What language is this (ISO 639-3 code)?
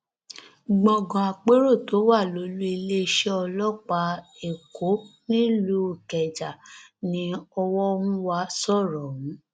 yor